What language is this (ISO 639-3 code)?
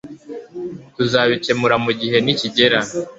kin